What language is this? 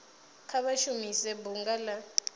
Venda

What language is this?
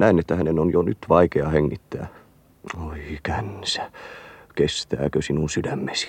Finnish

